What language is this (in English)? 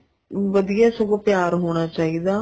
Punjabi